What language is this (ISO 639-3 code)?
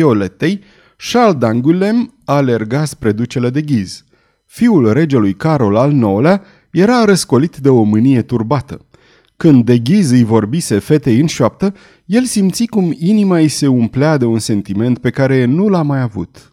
ron